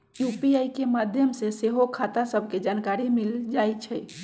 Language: Magahi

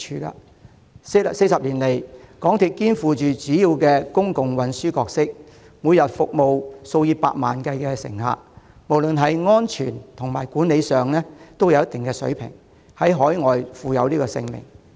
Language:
Cantonese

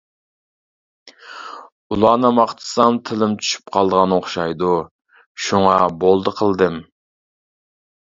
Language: Uyghur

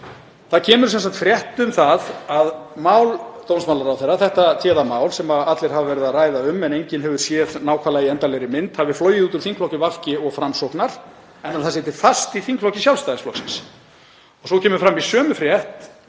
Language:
Icelandic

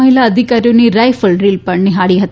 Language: Gujarati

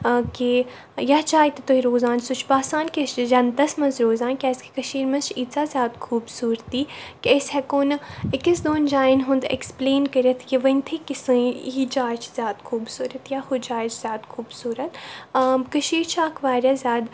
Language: Kashmiri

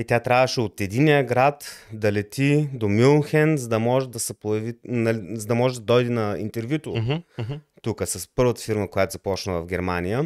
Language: Bulgarian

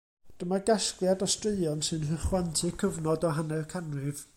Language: Welsh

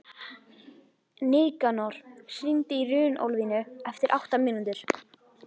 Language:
Icelandic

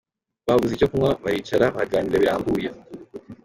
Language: Kinyarwanda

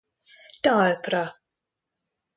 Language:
Hungarian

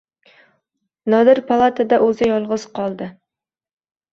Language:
Uzbek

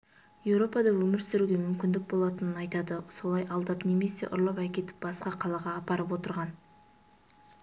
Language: Kazakh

